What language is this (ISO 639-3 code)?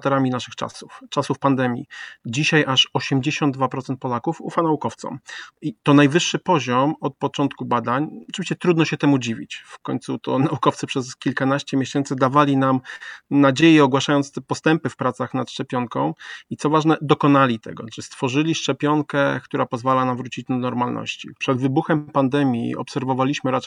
pol